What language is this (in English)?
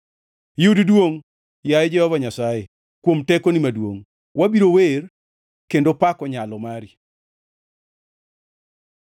Luo (Kenya and Tanzania)